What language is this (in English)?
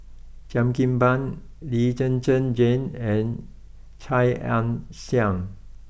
English